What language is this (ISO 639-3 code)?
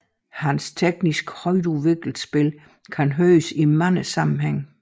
dan